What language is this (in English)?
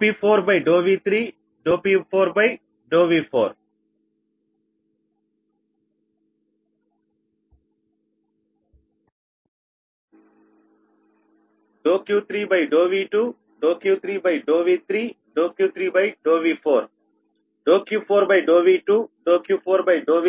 Telugu